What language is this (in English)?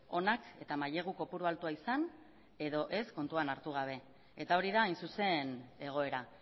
Basque